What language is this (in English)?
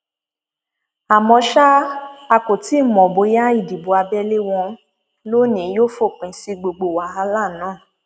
Yoruba